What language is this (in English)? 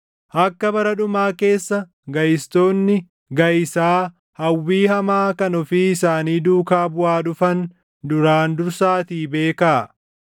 Oromo